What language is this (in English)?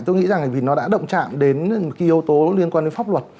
Vietnamese